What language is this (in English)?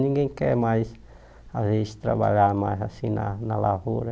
Portuguese